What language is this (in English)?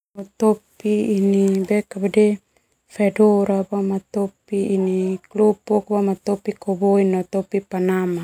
Termanu